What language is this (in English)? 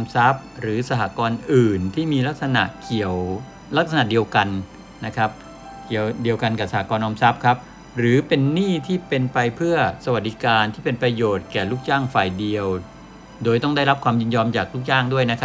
Thai